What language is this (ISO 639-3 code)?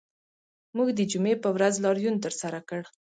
pus